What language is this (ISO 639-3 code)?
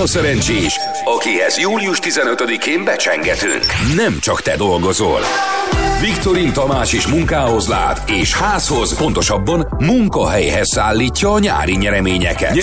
hun